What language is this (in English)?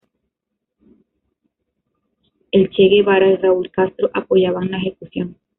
Spanish